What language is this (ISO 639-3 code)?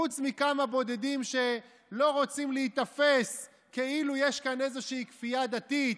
heb